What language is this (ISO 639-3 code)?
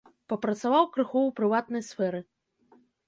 bel